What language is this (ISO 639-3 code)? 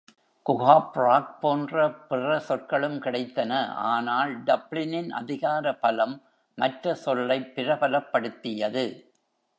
tam